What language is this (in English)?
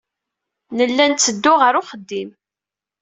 Kabyle